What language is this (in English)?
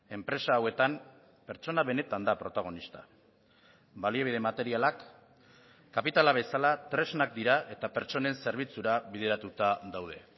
Basque